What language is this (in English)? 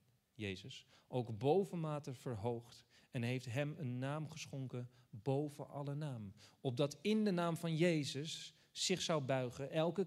Dutch